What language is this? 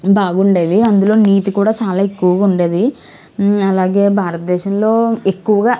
Telugu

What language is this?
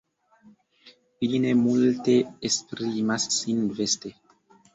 Esperanto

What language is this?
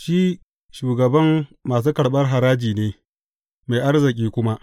Hausa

